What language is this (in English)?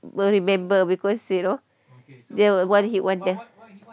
English